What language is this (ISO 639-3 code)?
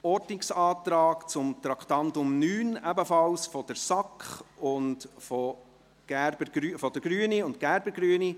gsw